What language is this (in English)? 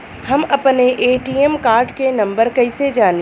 Bhojpuri